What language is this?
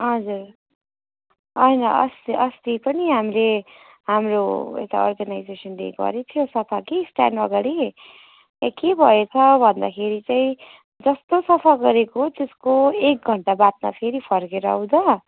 Nepali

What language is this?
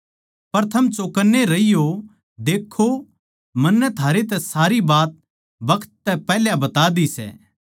Haryanvi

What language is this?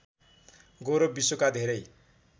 Nepali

